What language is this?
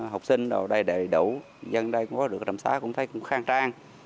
Vietnamese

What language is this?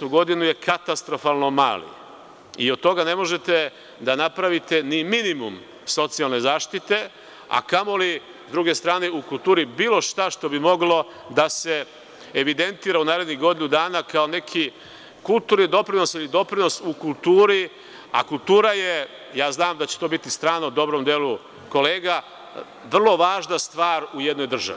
Serbian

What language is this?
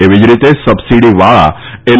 Gujarati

